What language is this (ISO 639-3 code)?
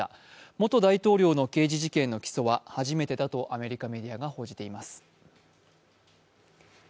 jpn